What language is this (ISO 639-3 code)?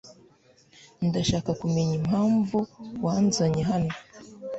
kin